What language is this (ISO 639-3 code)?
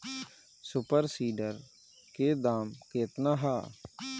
bho